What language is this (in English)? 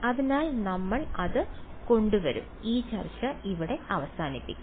Malayalam